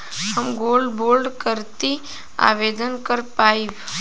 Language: Bhojpuri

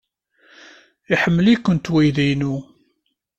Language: Kabyle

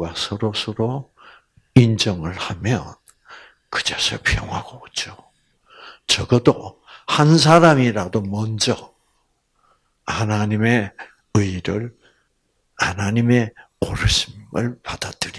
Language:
Korean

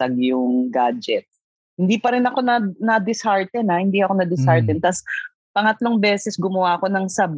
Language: Filipino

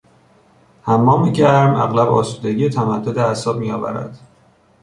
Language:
Persian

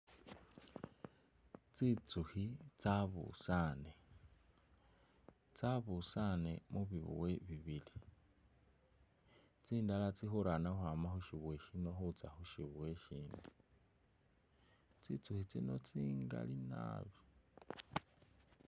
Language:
Masaaba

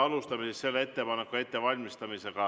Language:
Estonian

